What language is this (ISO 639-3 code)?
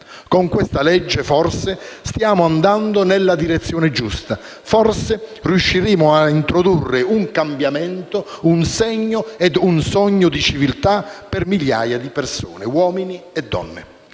ita